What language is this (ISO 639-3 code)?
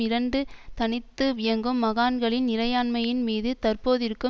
tam